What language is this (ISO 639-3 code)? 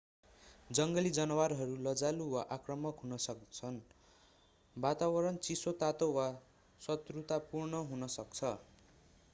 nep